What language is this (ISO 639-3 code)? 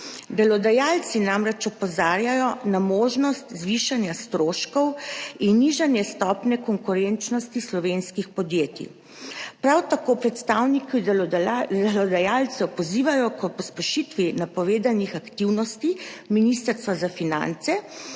slv